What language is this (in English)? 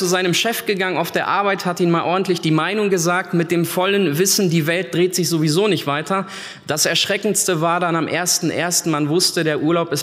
German